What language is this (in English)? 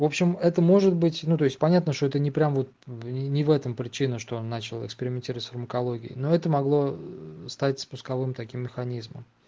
Russian